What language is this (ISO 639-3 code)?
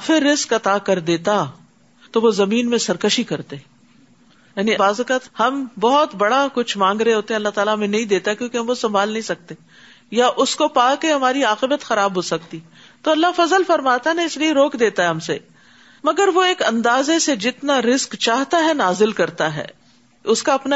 urd